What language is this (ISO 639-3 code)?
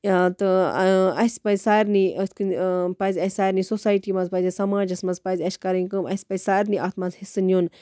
kas